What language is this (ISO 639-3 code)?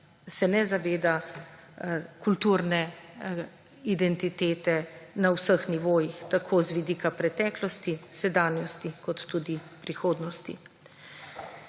slv